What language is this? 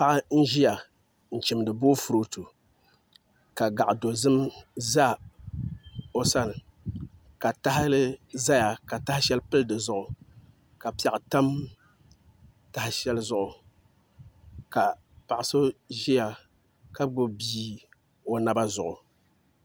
Dagbani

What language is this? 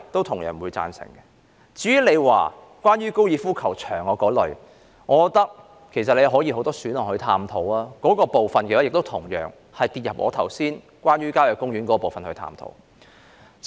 Cantonese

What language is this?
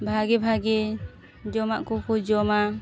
Santali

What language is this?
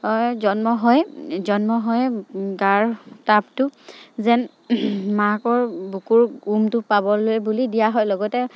Assamese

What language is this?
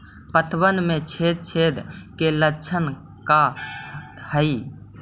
Magahi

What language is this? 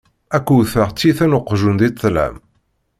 Kabyle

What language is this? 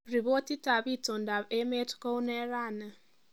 Kalenjin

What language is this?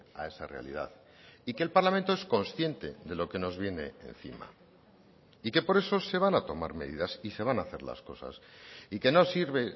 Spanish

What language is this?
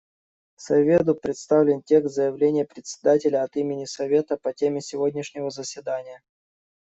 Russian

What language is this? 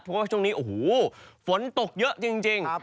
Thai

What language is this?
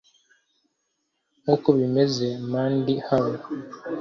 Kinyarwanda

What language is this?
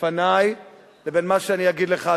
Hebrew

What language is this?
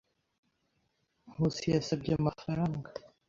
Kinyarwanda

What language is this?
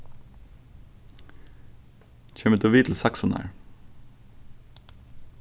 Faroese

